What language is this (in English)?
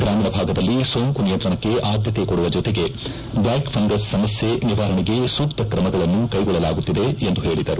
Kannada